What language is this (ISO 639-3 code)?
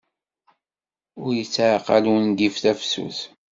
kab